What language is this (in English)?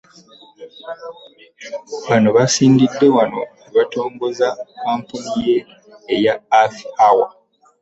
Ganda